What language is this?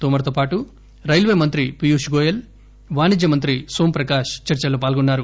Telugu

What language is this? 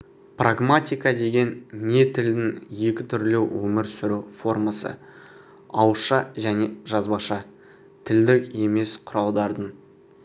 Kazakh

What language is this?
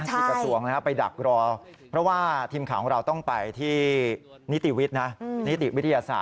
Thai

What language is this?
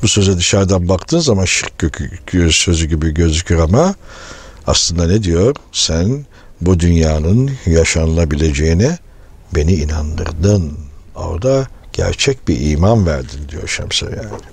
Turkish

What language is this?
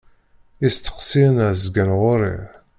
Kabyle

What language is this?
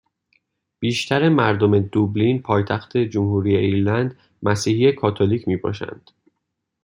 Persian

